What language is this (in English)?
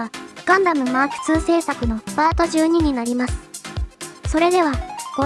Japanese